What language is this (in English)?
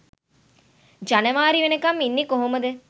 Sinhala